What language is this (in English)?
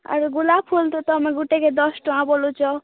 Odia